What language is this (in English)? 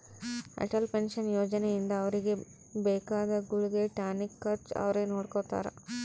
Kannada